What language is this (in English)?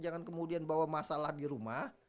Indonesian